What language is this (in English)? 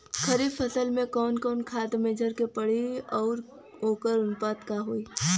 Bhojpuri